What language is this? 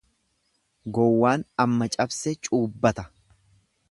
Oromo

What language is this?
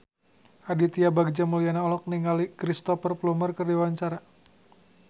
Sundanese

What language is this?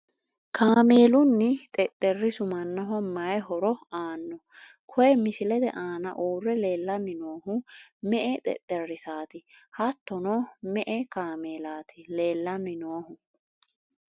Sidamo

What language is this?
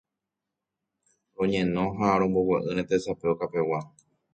Guarani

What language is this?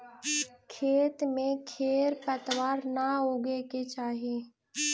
Magahi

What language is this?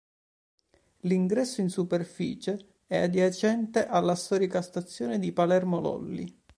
Italian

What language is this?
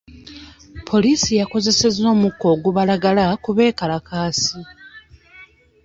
Ganda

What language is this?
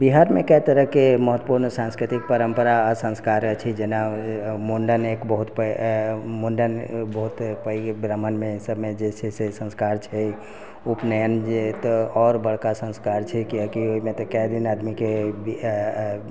Maithili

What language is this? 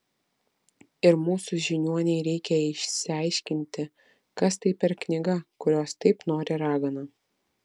Lithuanian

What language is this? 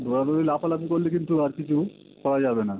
Bangla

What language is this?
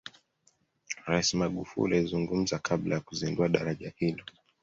Swahili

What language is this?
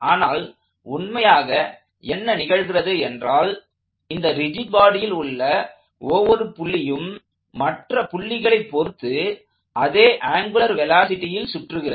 Tamil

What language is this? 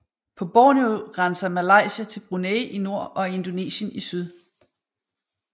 Danish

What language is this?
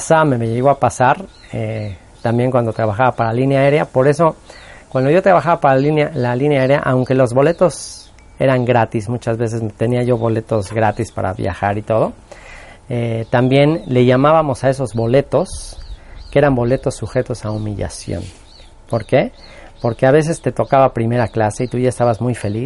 Spanish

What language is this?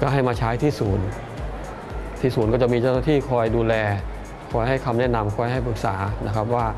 Thai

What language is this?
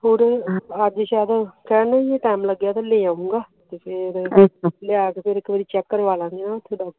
Punjabi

